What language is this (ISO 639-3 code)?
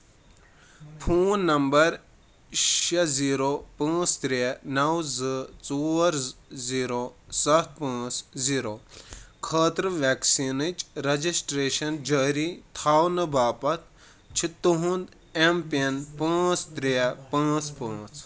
kas